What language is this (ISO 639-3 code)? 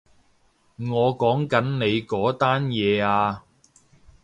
yue